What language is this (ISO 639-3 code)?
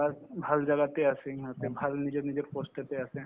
asm